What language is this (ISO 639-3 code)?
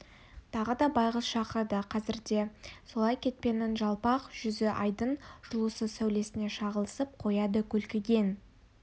kaz